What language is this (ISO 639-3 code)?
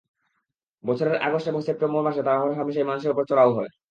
ben